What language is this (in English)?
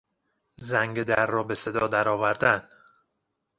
Persian